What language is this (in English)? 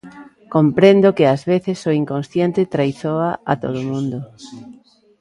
Galician